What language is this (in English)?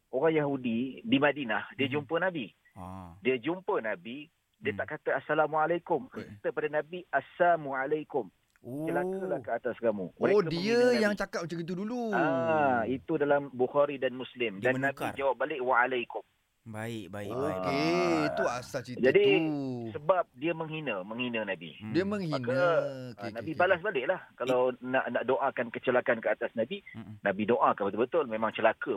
Malay